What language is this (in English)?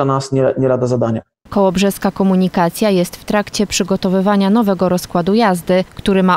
Polish